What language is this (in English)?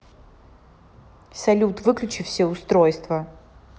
Russian